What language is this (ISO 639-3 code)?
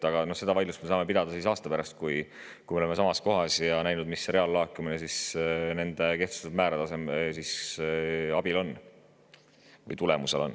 est